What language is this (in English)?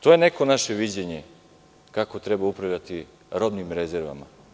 Serbian